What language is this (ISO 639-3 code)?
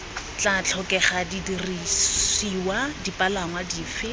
tsn